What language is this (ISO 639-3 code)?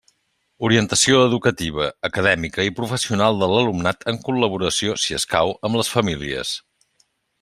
cat